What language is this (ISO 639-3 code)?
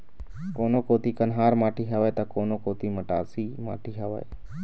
hne